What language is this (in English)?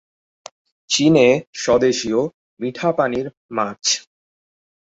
Bangla